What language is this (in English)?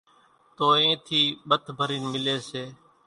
Kachi Koli